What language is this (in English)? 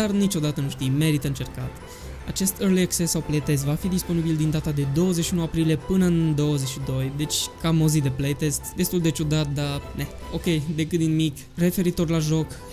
Romanian